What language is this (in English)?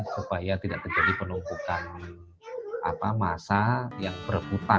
Indonesian